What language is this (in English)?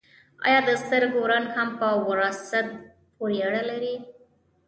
Pashto